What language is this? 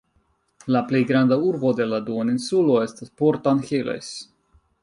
Esperanto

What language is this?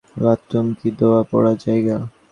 Bangla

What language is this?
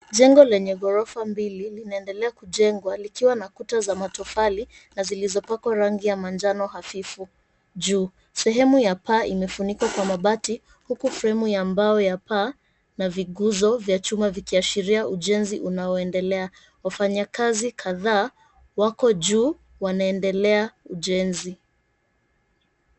Swahili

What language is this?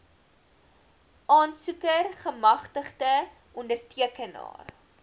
Afrikaans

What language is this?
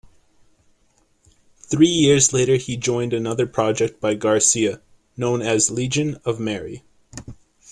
English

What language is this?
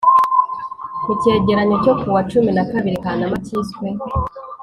Kinyarwanda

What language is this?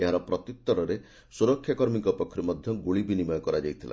Odia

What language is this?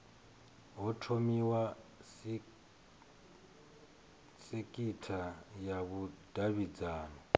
Venda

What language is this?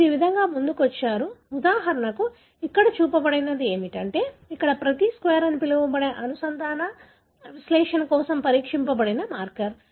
Telugu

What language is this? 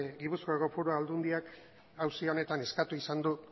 Basque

